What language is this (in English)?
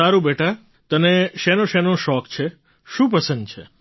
Gujarati